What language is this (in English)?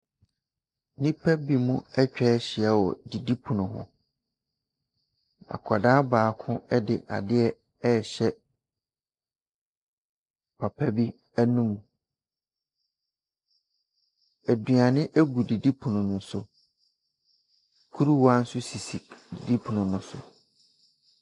Akan